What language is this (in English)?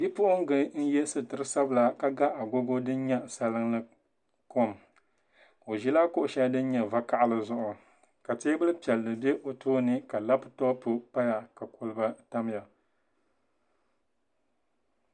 Dagbani